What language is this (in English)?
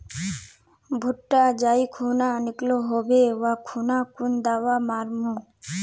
Magahi